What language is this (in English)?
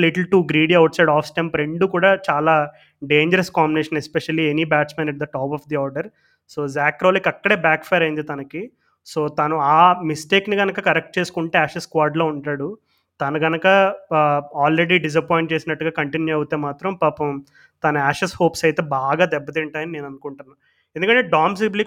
Telugu